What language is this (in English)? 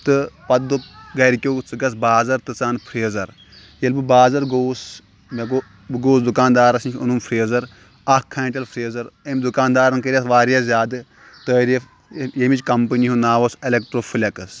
Kashmiri